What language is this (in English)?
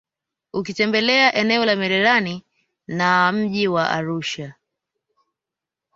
Swahili